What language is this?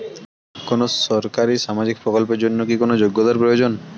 Bangla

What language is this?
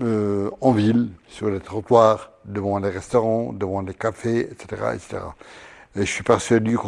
French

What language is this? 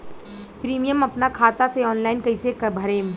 Bhojpuri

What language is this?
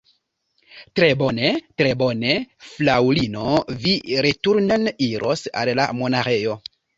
Esperanto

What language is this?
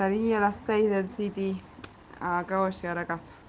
Russian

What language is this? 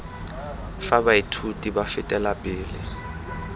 Tswana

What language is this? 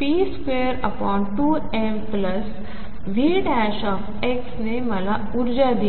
Marathi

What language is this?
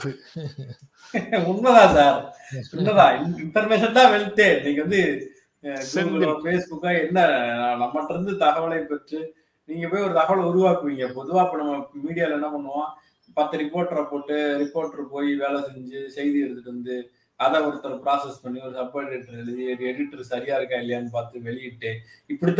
Tamil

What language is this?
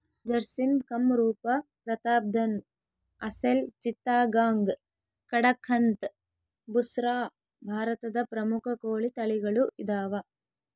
Kannada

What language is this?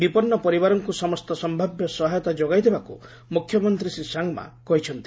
Odia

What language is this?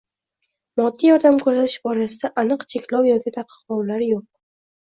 Uzbek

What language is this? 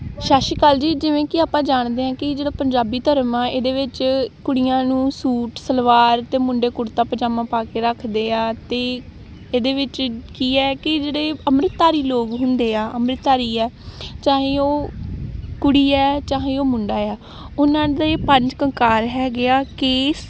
Punjabi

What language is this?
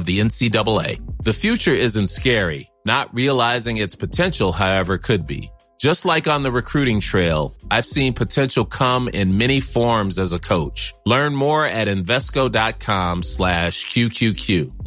Persian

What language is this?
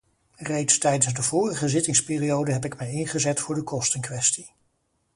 Dutch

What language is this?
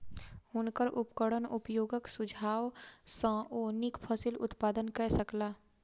Maithili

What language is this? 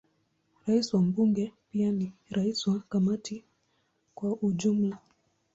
Swahili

